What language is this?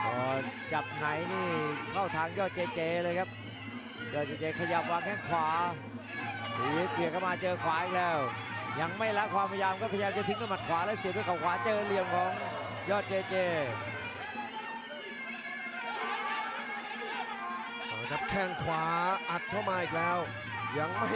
Thai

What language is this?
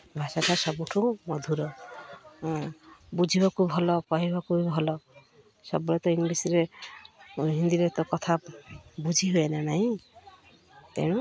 Odia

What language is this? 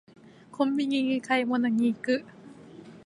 Japanese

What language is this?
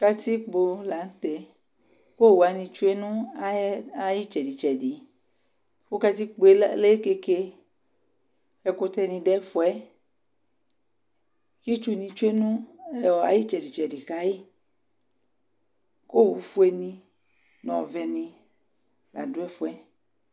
Ikposo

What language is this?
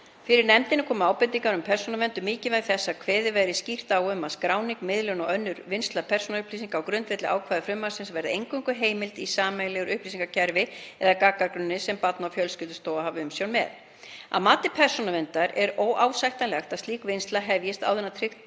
Icelandic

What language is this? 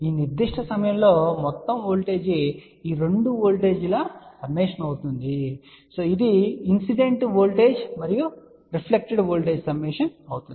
Telugu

